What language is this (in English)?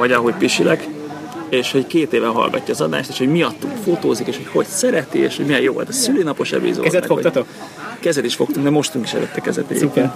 Hungarian